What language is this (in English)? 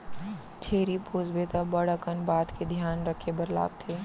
Chhattisgarhi